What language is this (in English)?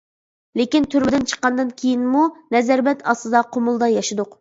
Uyghur